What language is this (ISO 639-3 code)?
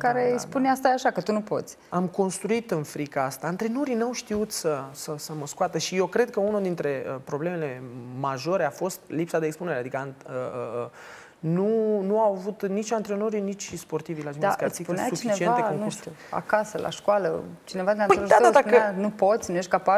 ron